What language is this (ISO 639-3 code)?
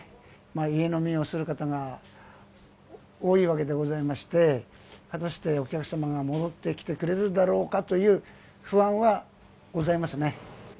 jpn